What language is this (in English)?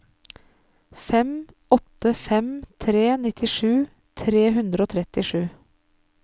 Norwegian